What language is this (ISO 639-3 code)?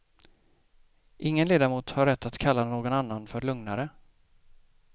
swe